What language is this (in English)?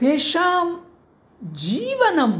Sanskrit